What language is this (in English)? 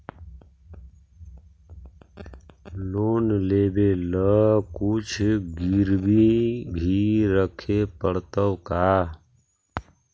Magahi